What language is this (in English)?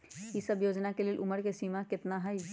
Magahi